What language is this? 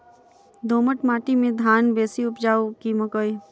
Maithili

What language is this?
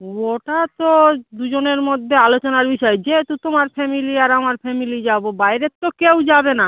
Bangla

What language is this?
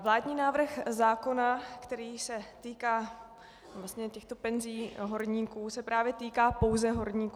Czech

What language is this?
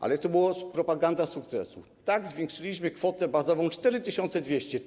Polish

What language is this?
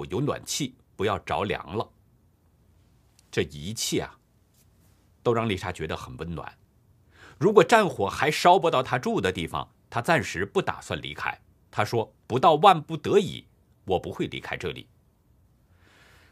Chinese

